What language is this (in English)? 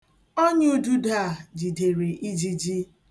Igbo